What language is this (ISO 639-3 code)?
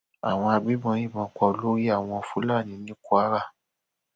yor